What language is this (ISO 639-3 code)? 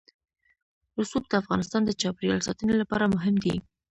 pus